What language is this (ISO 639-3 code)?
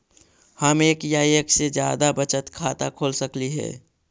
mag